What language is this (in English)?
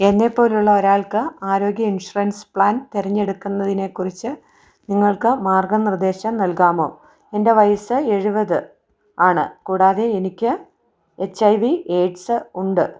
Malayalam